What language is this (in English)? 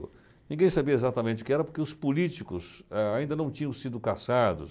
Portuguese